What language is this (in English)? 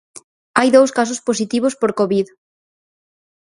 Galician